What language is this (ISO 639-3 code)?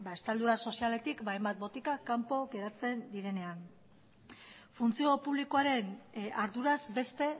eus